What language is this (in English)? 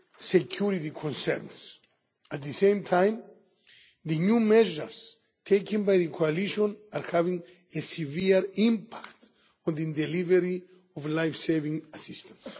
English